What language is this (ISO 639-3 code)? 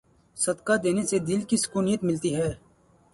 urd